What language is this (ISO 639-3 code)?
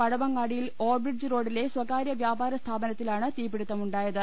mal